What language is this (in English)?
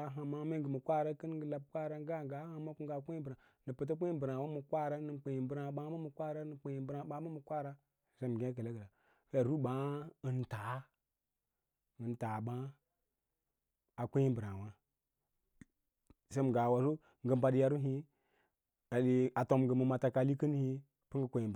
Lala-Roba